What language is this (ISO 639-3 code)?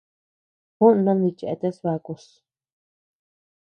cux